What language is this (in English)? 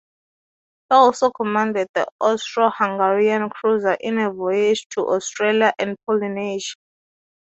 English